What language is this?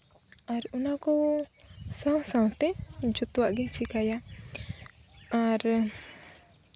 Santali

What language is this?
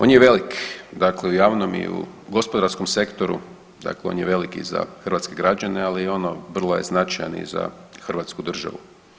Croatian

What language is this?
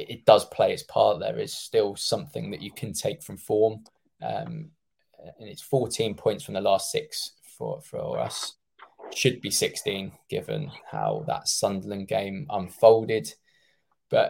English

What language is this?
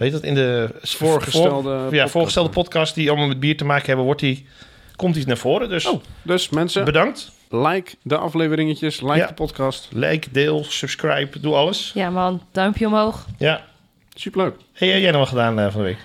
Dutch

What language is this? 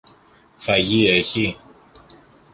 Greek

